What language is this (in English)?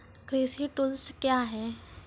Maithili